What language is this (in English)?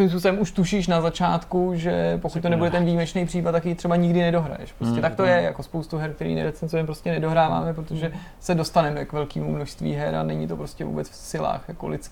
Czech